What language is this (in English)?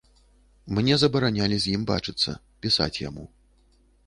Belarusian